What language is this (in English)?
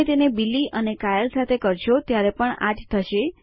Gujarati